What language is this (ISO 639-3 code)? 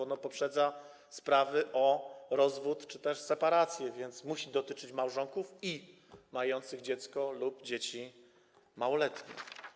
pol